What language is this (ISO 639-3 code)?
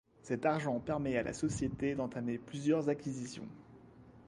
fra